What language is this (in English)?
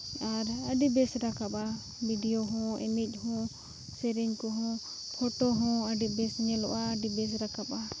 Santali